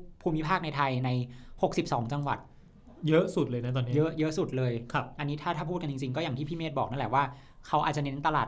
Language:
Thai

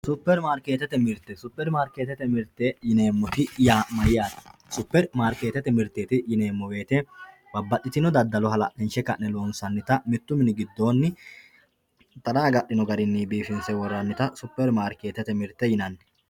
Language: Sidamo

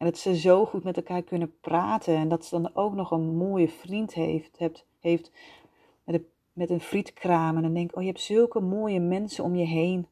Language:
Dutch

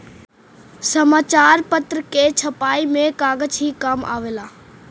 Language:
Bhojpuri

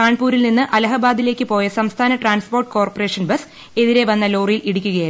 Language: Malayalam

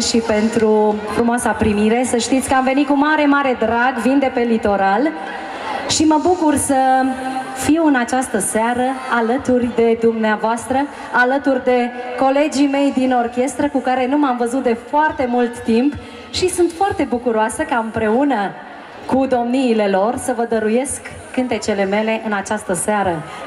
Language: Romanian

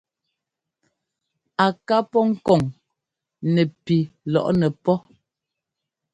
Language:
Ngomba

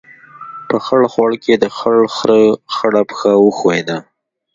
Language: Pashto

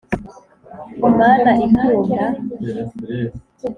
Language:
Kinyarwanda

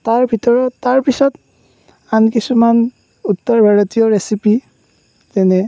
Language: Assamese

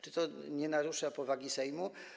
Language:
Polish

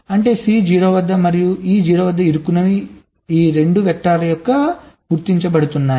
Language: Telugu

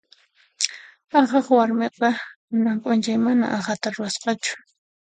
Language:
Puno Quechua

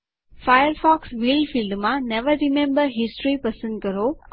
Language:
Gujarati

